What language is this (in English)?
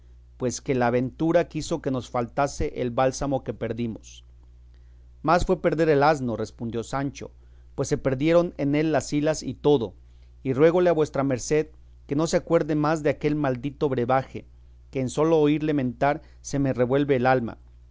Spanish